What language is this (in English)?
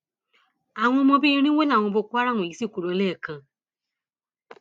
Yoruba